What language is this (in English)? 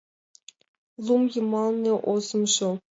Mari